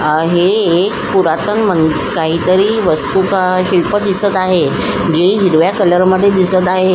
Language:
Marathi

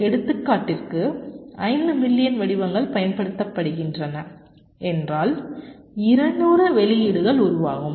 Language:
Tamil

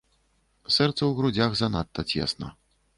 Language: Belarusian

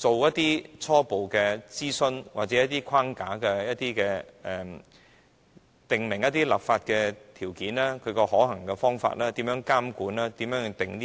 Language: Cantonese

